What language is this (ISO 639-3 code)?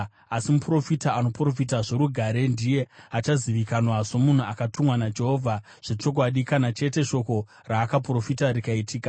sna